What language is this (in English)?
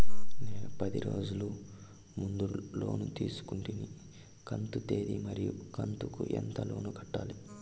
Telugu